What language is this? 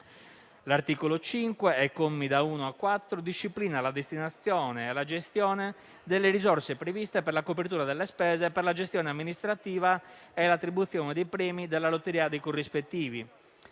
Italian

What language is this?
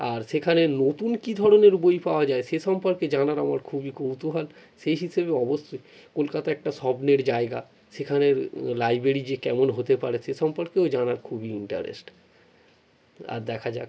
Bangla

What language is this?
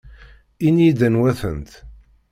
Kabyle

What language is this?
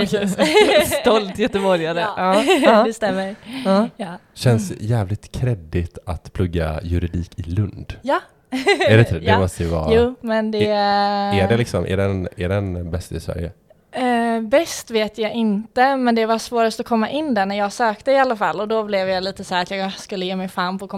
Swedish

